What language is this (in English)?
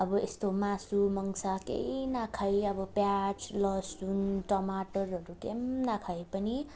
Nepali